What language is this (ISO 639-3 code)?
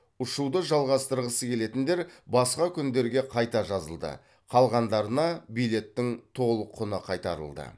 kaz